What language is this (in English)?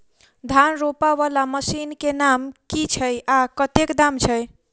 Maithili